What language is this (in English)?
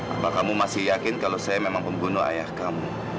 Indonesian